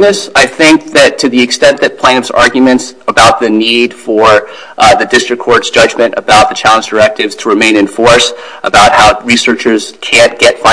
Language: English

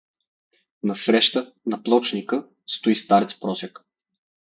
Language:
Bulgarian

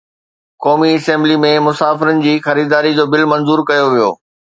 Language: Sindhi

